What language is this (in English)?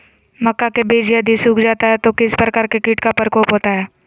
Magahi